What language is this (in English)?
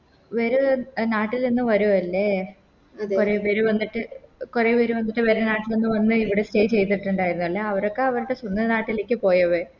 Malayalam